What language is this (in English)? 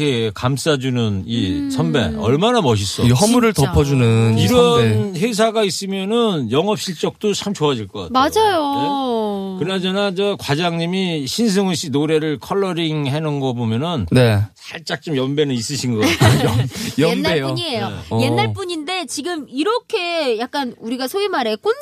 Korean